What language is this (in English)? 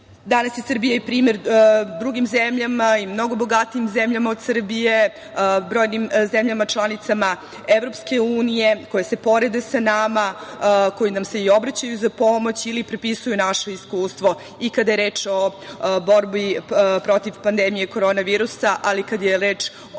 Serbian